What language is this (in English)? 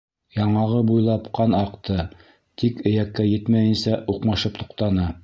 Bashkir